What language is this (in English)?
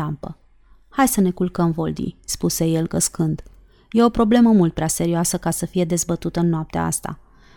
Romanian